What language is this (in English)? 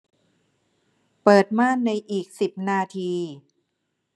Thai